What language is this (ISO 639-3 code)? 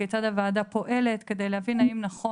heb